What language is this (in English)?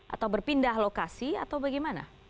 Indonesian